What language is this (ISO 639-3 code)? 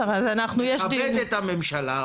heb